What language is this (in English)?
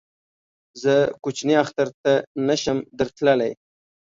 Pashto